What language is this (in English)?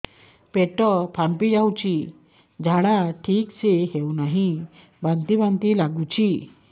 Odia